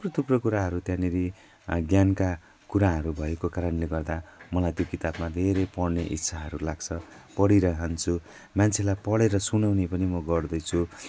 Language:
Nepali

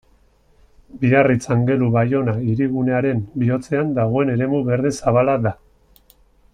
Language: Basque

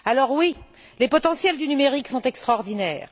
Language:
French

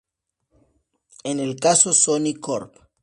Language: Spanish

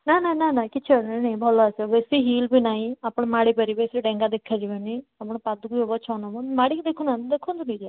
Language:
Odia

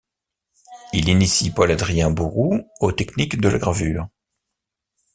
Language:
French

